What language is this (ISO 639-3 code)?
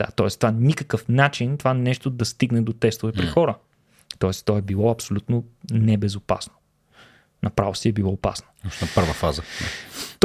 bul